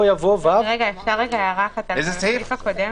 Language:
Hebrew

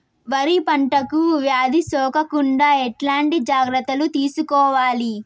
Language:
Telugu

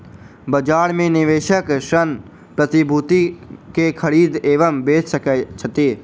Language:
Maithili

